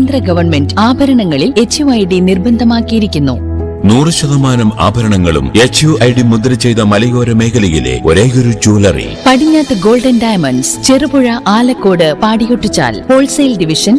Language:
Malayalam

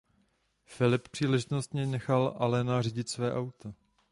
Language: Czech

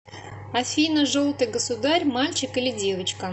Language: Russian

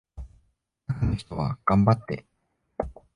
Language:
Japanese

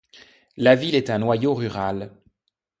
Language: French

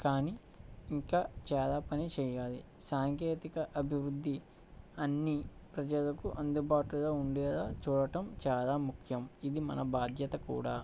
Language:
Telugu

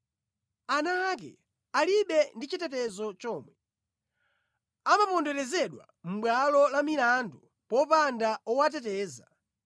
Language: Nyanja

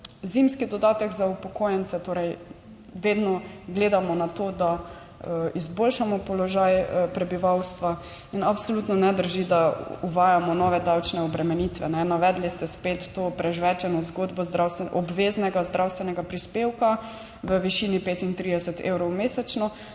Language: Slovenian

